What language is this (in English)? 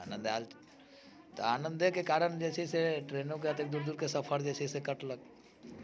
Maithili